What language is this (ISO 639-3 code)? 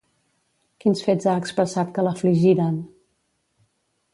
cat